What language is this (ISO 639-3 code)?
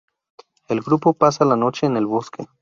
spa